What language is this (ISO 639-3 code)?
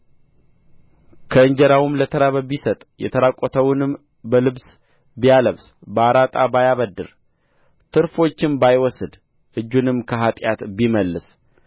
amh